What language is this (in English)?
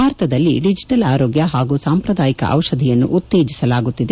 Kannada